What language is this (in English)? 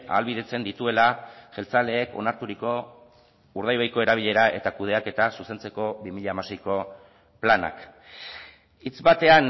Basque